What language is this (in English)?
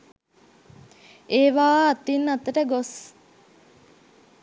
Sinhala